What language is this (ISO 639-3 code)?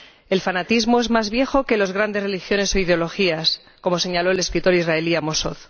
spa